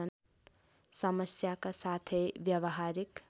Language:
Nepali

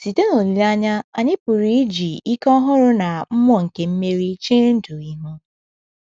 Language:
Igbo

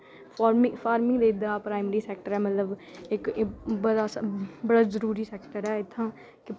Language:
Dogri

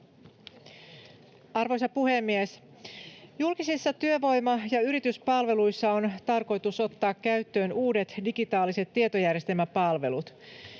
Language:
Finnish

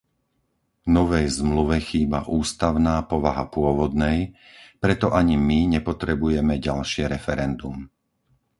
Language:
Slovak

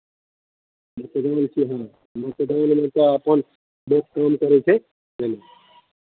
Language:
Maithili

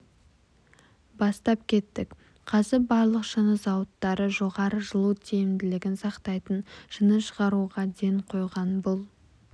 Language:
Kazakh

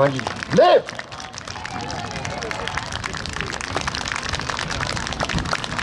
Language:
Japanese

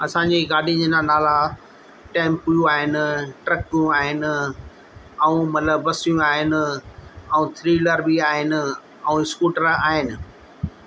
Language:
Sindhi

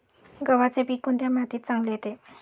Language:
Marathi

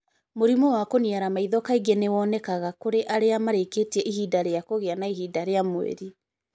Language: Kikuyu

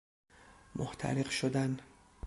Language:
Persian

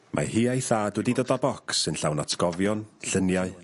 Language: Welsh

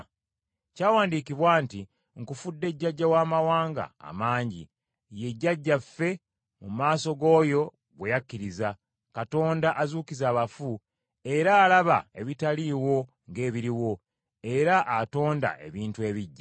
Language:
Ganda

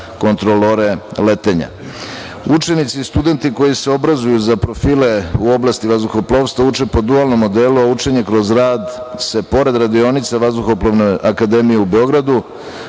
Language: Serbian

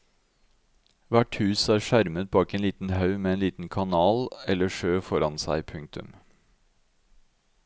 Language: Norwegian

